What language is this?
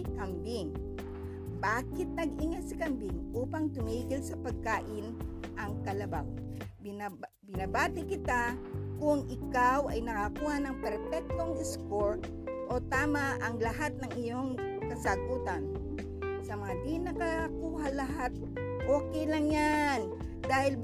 Filipino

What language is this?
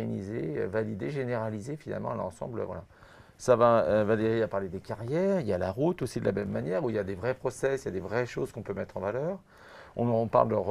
French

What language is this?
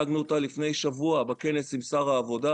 Hebrew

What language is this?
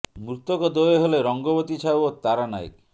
Odia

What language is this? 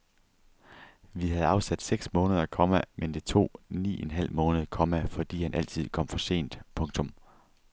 Danish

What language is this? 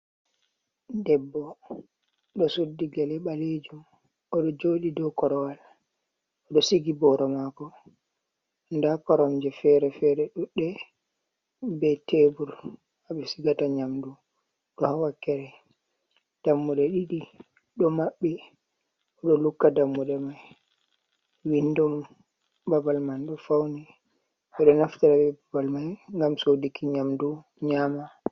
Fula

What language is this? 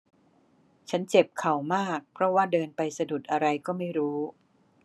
Thai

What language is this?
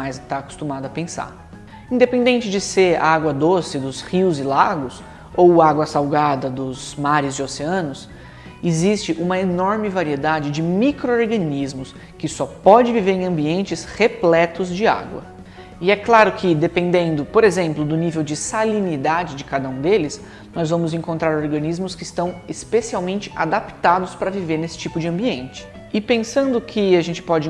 Portuguese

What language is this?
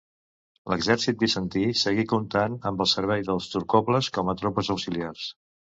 Catalan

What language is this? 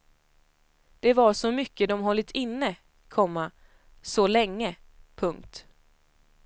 Swedish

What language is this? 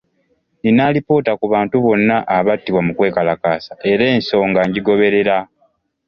Ganda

